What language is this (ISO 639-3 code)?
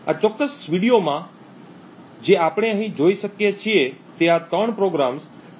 guj